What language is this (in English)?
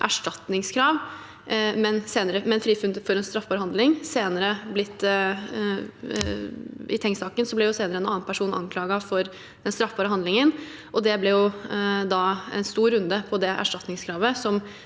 Norwegian